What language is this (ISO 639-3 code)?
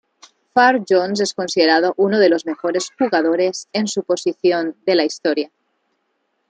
spa